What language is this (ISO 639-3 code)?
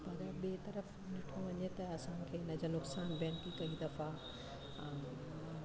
snd